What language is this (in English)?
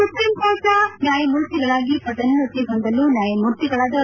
Kannada